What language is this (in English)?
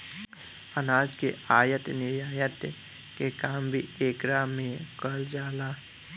Bhojpuri